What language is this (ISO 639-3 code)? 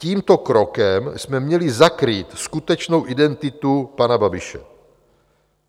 ces